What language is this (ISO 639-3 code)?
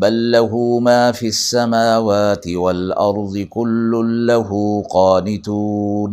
urd